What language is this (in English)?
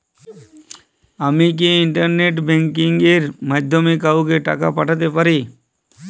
Bangla